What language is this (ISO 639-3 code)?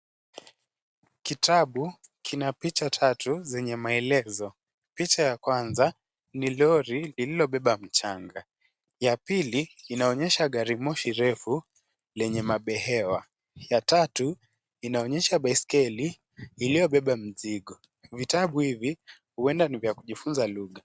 swa